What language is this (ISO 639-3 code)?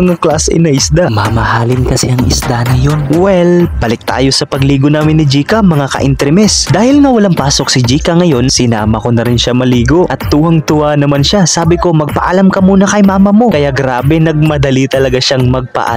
fil